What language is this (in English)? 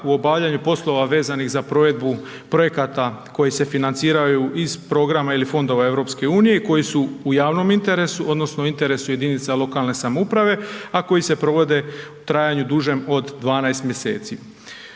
Croatian